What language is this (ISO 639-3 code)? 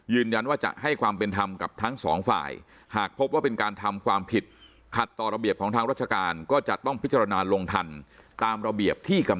tha